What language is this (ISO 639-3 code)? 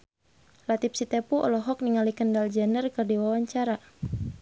sun